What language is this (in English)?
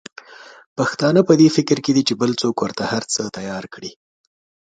Pashto